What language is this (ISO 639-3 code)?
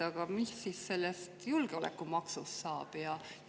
est